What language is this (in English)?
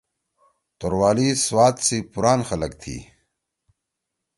Torwali